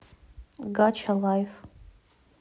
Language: Russian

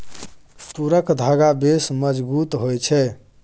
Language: Maithili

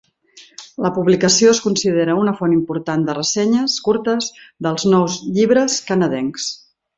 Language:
Catalan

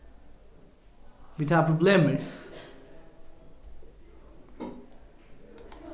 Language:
Faroese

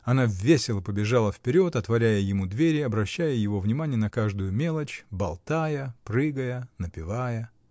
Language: Russian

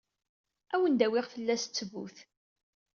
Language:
Kabyle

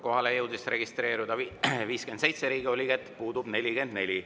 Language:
Estonian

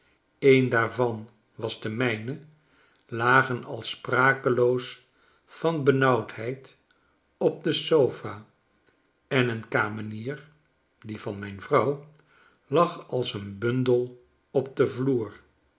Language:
Dutch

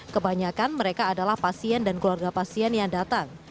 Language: Indonesian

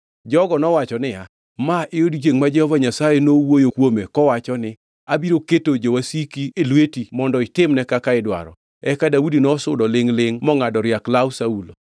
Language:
Luo (Kenya and Tanzania)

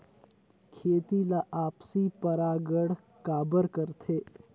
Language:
Chhattisgarhi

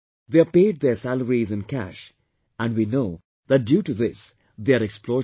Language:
English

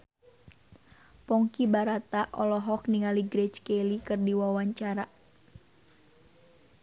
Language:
Sundanese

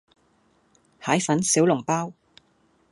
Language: Cantonese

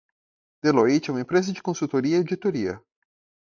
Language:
Portuguese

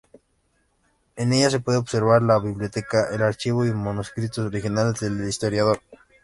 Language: Spanish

